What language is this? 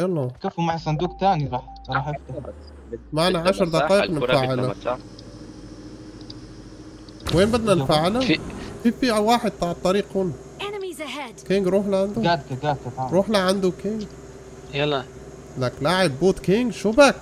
Arabic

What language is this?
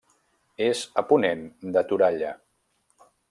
Catalan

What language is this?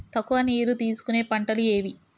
Telugu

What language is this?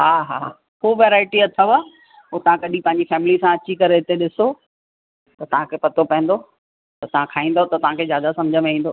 Sindhi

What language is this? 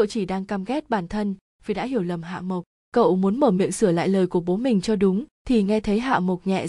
Vietnamese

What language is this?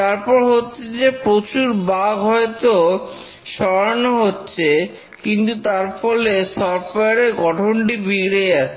Bangla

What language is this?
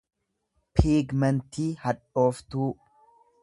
Oromo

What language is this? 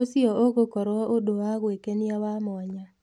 Kikuyu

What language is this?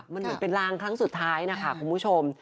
Thai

